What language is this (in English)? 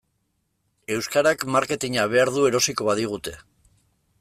Basque